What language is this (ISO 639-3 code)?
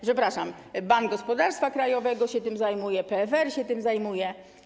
pol